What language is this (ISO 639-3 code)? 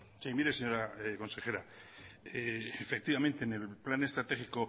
spa